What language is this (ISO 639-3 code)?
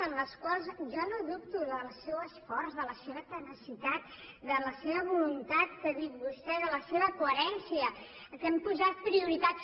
cat